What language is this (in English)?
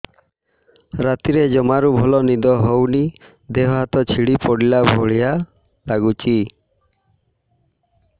Odia